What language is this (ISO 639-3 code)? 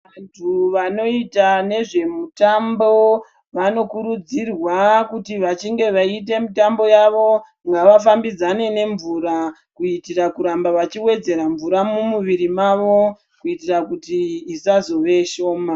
ndc